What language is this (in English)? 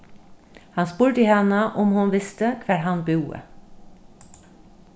Faroese